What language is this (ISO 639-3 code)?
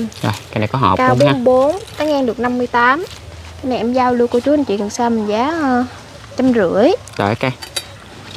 vie